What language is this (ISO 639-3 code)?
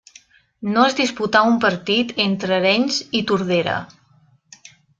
cat